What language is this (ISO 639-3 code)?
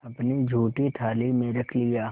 hin